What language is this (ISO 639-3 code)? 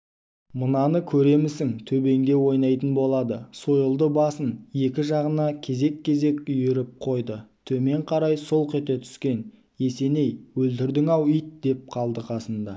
kaz